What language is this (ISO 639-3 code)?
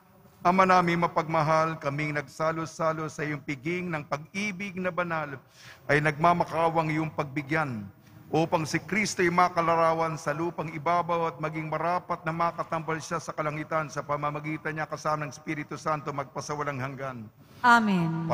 fil